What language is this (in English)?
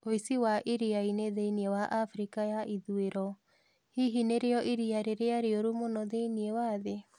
Kikuyu